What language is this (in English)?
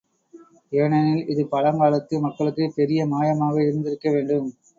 Tamil